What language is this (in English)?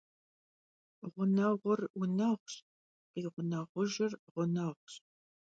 Kabardian